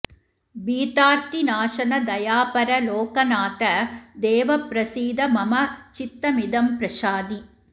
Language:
Sanskrit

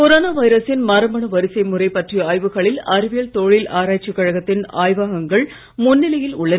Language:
Tamil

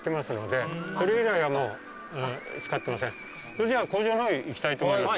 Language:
Japanese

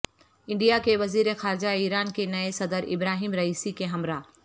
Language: Urdu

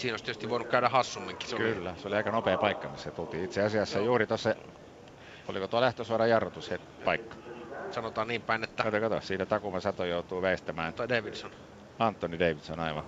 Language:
Finnish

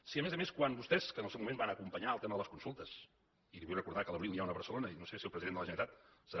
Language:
Catalan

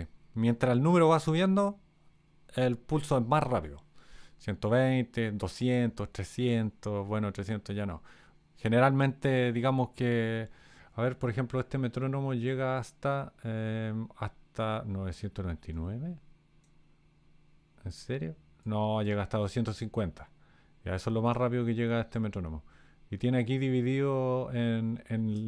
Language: Spanish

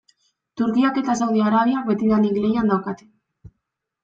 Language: Basque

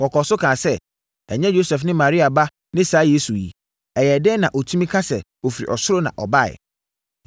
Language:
Akan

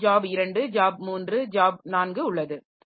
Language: Tamil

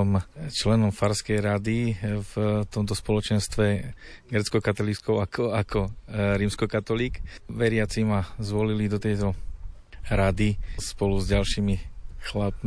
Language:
Slovak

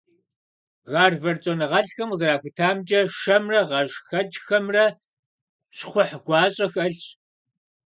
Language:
Kabardian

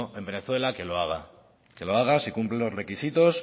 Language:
Spanish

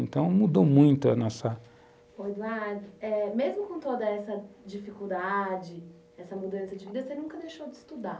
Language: Portuguese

